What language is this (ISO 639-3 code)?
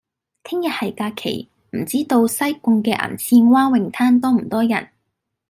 yue